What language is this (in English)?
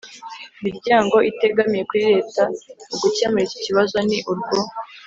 Kinyarwanda